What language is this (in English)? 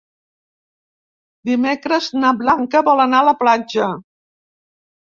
Catalan